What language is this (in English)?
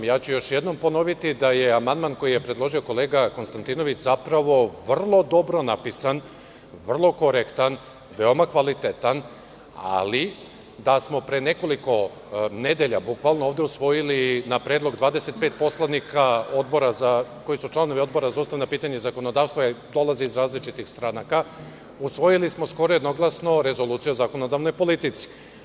Serbian